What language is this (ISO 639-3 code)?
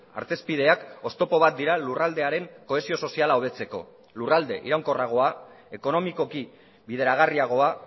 eus